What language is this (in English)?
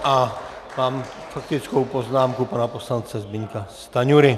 Czech